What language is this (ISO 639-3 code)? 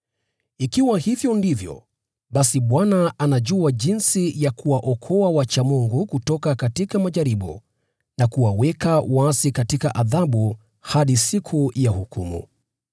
swa